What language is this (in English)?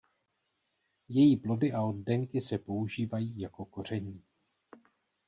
Czech